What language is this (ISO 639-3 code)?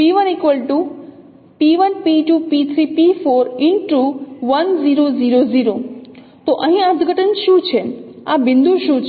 guj